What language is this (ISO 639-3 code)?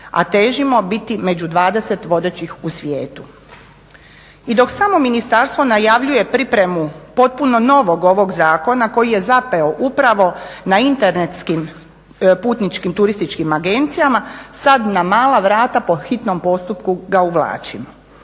hrv